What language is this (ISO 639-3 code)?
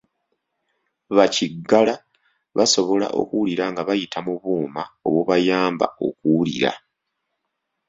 lug